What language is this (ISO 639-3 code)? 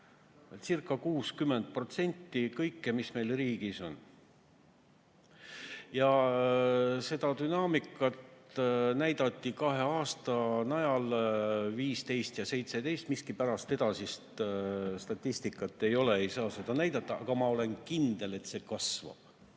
est